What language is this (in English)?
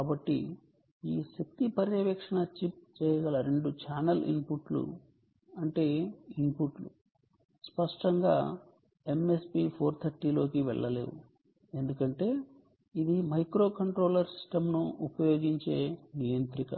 Telugu